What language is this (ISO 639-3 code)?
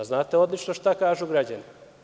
srp